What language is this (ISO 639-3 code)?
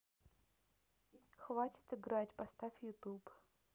rus